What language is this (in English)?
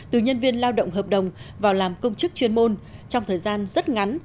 Vietnamese